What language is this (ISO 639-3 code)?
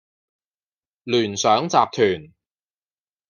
yue